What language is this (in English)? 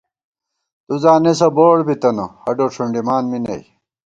Gawar-Bati